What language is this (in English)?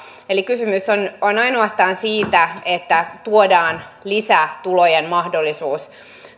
Finnish